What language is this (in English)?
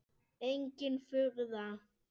Icelandic